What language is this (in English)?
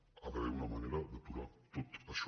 Catalan